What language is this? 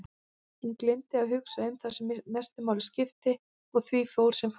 Icelandic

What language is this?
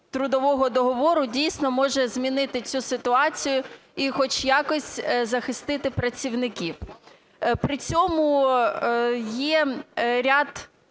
Ukrainian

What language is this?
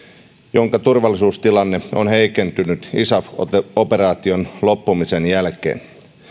Finnish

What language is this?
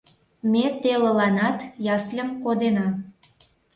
Mari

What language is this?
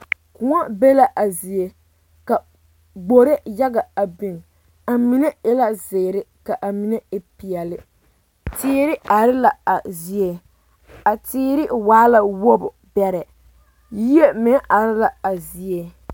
Southern Dagaare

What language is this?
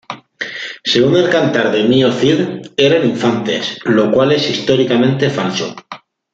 Spanish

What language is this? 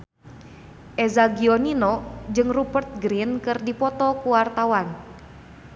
Sundanese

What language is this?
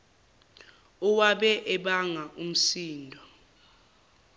Zulu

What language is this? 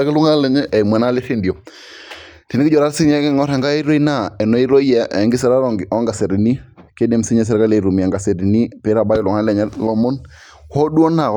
Masai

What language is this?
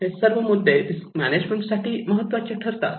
Marathi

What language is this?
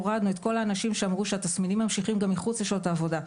Hebrew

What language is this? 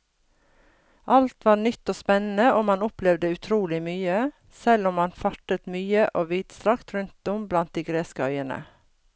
Norwegian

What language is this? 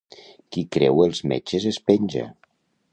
Catalan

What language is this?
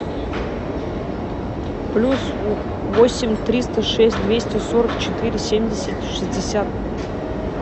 Russian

